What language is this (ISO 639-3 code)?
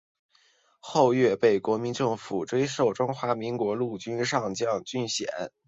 zho